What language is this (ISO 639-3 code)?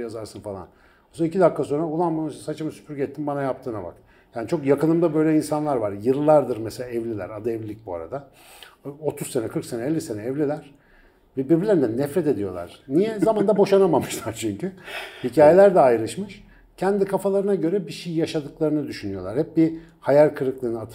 tur